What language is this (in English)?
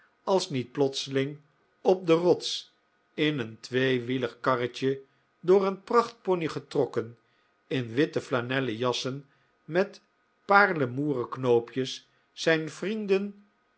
Dutch